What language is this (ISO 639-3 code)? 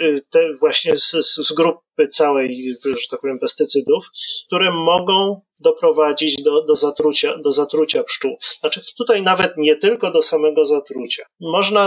pol